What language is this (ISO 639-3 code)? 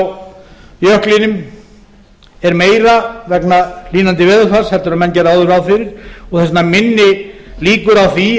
isl